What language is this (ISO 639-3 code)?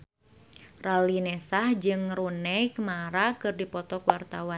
sun